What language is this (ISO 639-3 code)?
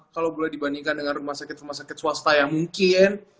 ind